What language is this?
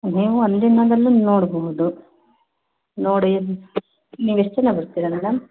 Kannada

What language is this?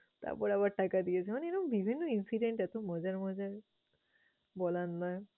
Bangla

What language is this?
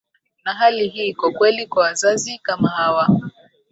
Swahili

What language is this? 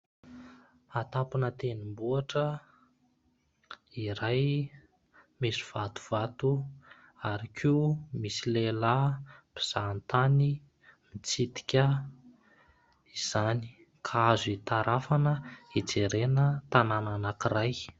Malagasy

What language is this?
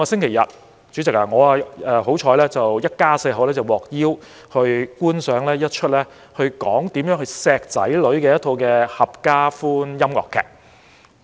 Cantonese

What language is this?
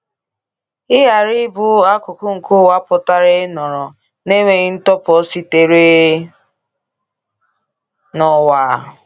Igbo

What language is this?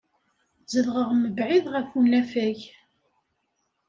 Kabyle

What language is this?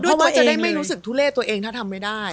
Thai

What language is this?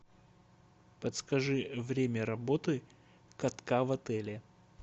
Russian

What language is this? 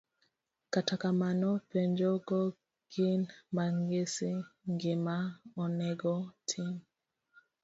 Luo (Kenya and Tanzania)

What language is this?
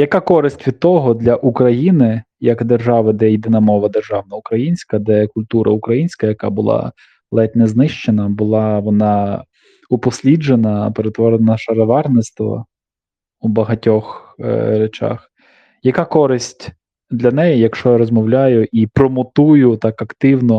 Ukrainian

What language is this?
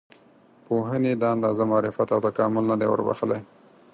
Pashto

